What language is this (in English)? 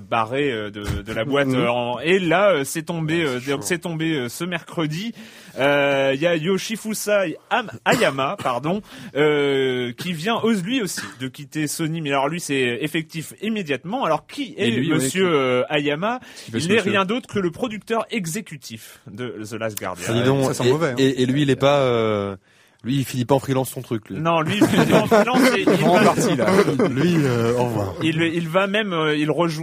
French